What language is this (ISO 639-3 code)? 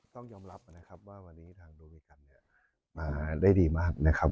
tha